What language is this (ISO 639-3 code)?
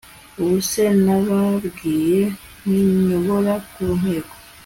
kin